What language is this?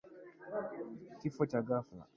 Swahili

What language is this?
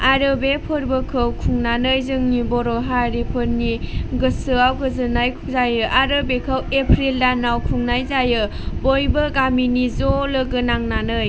Bodo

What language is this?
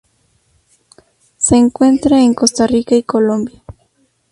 Spanish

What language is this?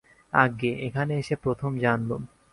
Bangla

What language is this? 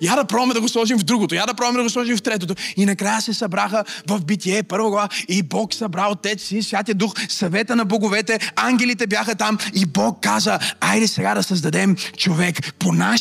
Bulgarian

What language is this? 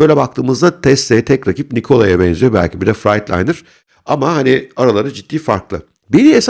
Turkish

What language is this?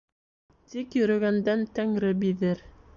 Bashkir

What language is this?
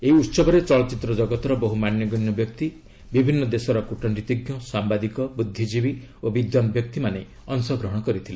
Odia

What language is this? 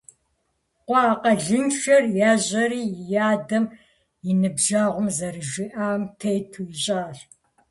Kabardian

